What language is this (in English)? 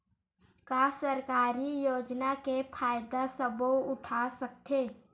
Chhattisgarhi